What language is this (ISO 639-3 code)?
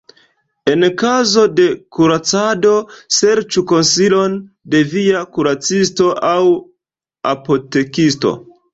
epo